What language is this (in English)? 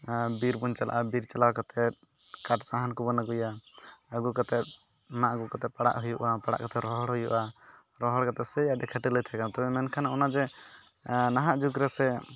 Santali